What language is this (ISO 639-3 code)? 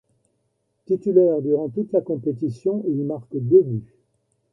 fra